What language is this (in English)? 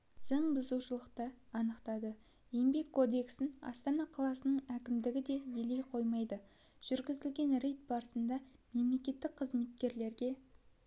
Kazakh